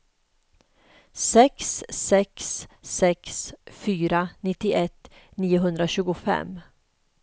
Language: Swedish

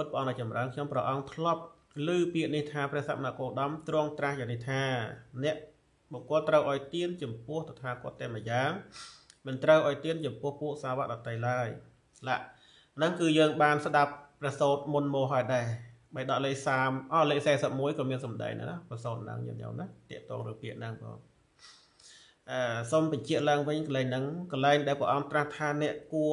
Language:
Thai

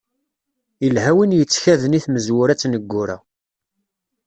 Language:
Kabyle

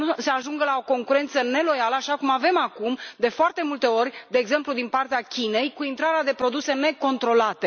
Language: Romanian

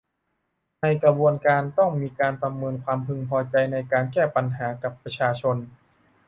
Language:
Thai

